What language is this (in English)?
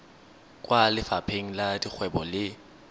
Tswana